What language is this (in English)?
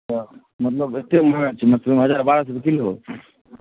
Maithili